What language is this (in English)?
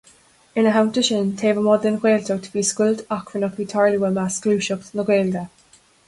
Irish